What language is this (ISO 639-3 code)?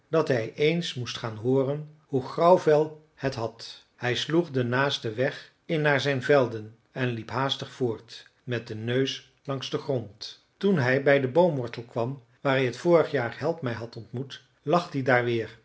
nld